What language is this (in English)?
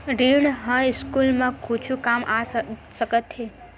Chhattisgarhi